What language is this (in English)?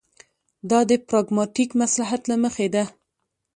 Pashto